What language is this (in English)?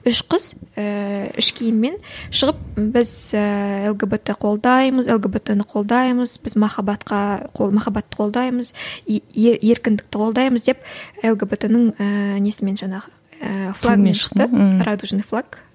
Kazakh